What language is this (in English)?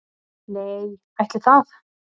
Icelandic